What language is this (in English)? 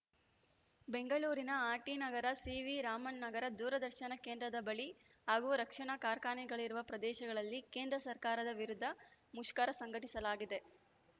Kannada